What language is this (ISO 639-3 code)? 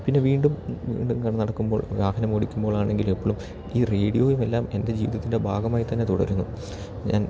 mal